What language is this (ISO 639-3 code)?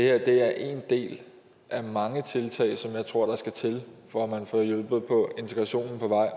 dan